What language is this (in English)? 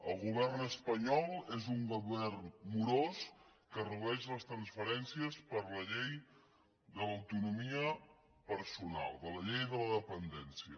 Catalan